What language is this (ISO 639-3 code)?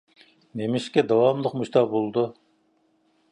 uig